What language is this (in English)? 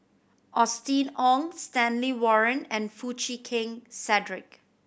English